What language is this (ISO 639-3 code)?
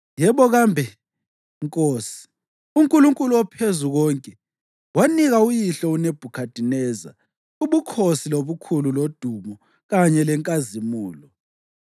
nde